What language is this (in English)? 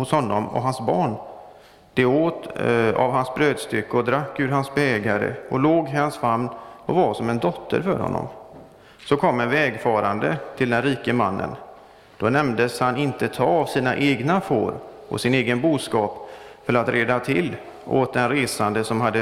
Swedish